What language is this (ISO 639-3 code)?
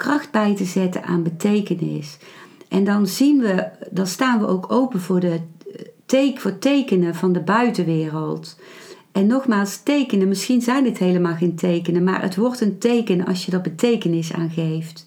nld